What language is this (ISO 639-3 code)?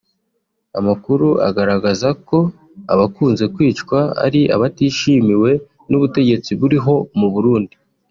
kin